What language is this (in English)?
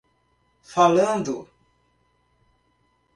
Portuguese